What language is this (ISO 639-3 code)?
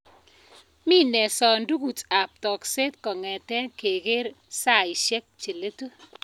kln